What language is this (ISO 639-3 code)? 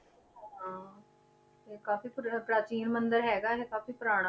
pan